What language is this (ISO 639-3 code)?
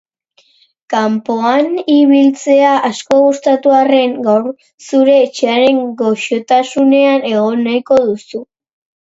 eus